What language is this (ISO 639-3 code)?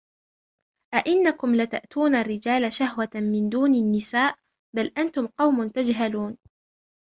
ara